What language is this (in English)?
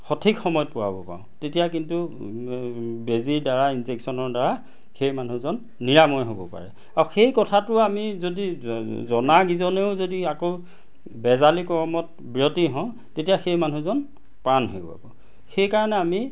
Assamese